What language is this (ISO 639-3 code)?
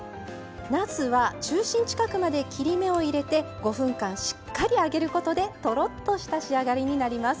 jpn